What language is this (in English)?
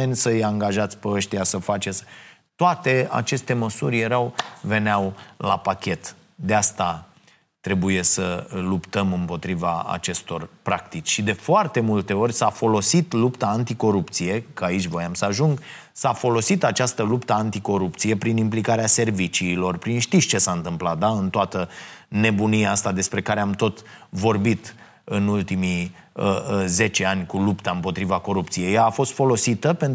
Romanian